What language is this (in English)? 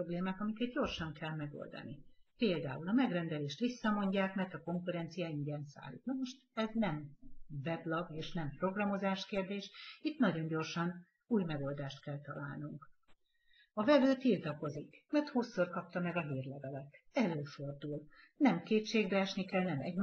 Hungarian